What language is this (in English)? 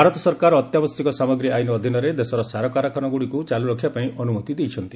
Odia